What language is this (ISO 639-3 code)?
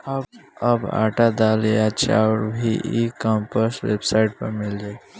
bho